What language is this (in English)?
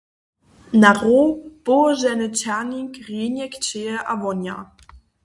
Upper Sorbian